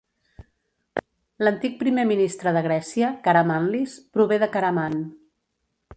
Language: Catalan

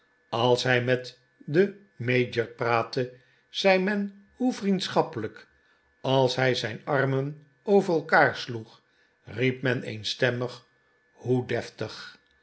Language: Dutch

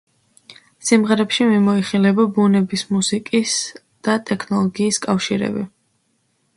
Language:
Georgian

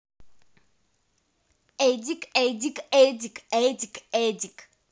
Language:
Russian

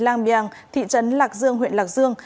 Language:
Vietnamese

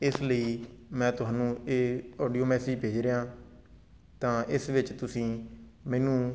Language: Punjabi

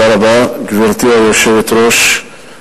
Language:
Hebrew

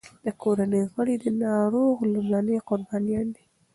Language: Pashto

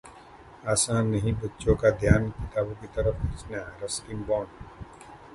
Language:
Hindi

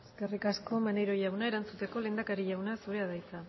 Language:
Basque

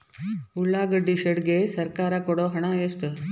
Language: Kannada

